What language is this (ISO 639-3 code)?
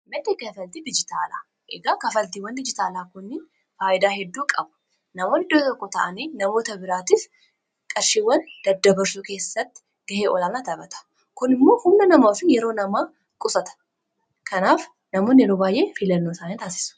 orm